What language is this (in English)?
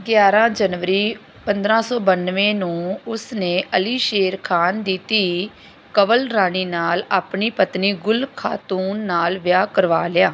Punjabi